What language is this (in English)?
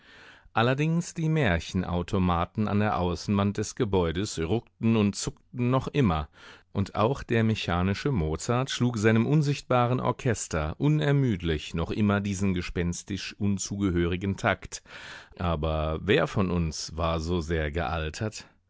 German